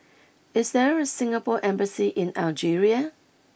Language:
English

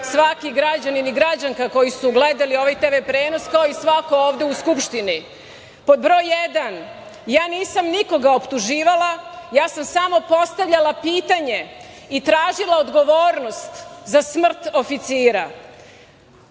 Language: Serbian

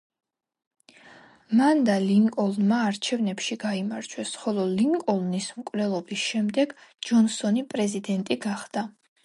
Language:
Georgian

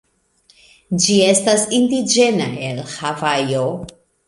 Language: Esperanto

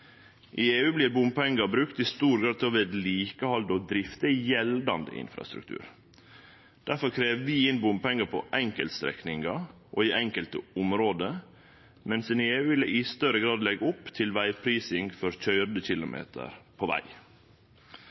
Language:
Norwegian Nynorsk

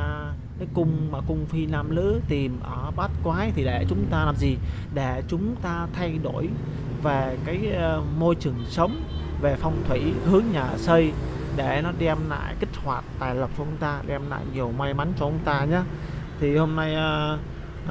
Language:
Vietnamese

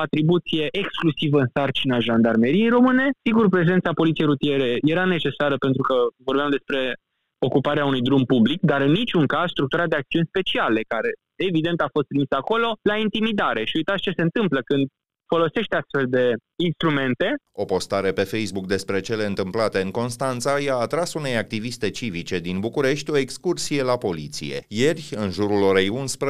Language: Romanian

